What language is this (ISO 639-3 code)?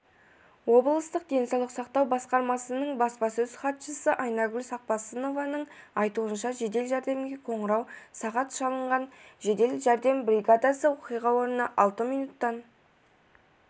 kaz